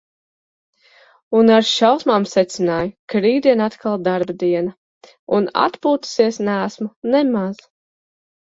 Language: Latvian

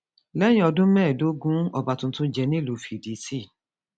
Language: Yoruba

